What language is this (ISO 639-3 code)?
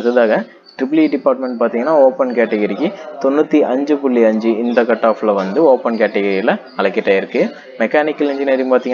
ara